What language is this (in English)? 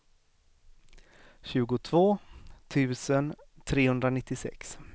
Swedish